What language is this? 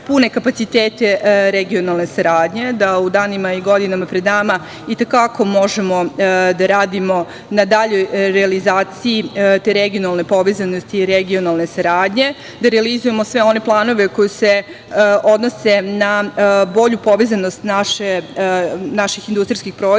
Serbian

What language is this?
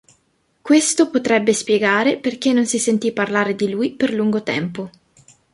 Italian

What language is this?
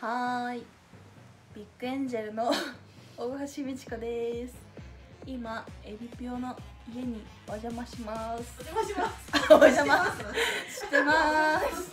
Japanese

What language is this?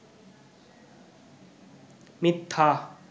Bangla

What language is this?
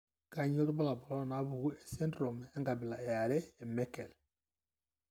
Masai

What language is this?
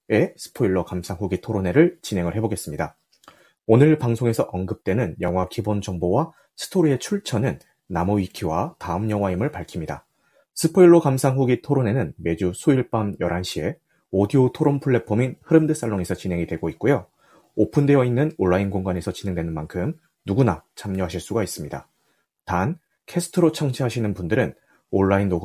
Korean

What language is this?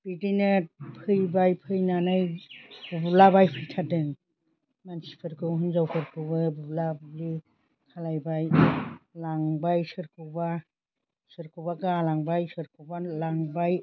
Bodo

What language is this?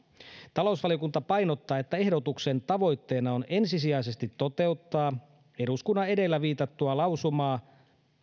Finnish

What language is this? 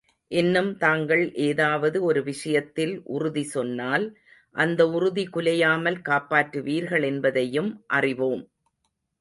Tamil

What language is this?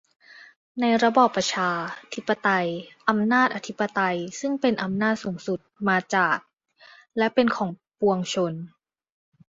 Thai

